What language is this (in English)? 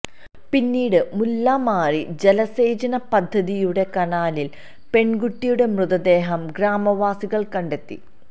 Malayalam